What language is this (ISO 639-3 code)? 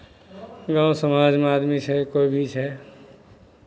mai